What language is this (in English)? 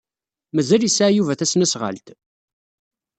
Kabyle